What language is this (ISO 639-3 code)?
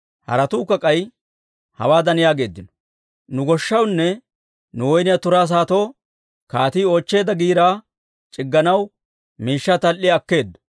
dwr